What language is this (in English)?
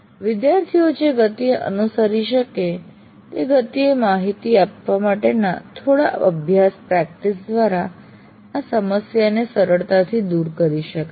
Gujarati